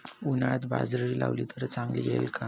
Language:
Marathi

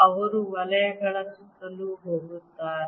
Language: Kannada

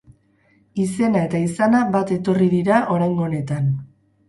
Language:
Basque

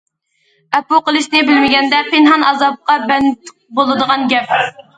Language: Uyghur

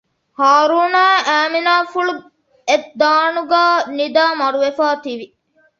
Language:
Divehi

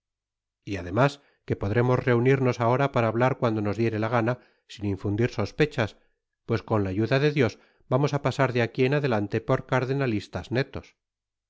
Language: Spanish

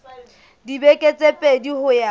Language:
Southern Sotho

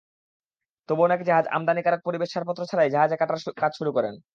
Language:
Bangla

